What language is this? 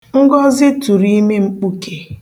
Igbo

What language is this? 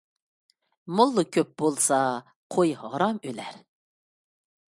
Uyghur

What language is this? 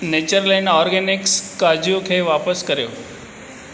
Sindhi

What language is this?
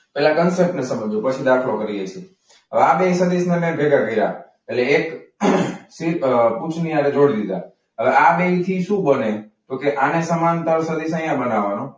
Gujarati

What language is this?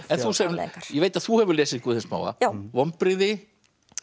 Icelandic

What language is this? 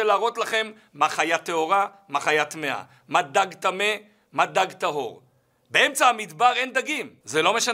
Hebrew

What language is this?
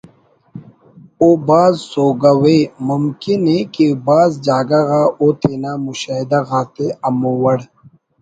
Brahui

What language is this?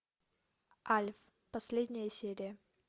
Russian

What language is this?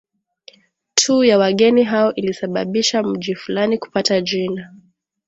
Swahili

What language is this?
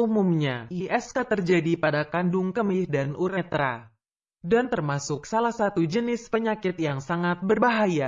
Indonesian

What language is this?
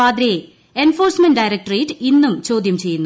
Malayalam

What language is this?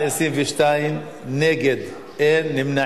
Hebrew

